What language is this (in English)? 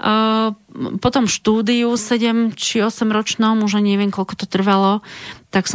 Slovak